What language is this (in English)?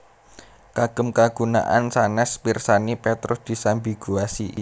Javanese